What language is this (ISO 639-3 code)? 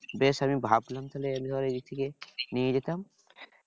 ben